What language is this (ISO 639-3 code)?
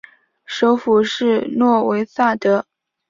zho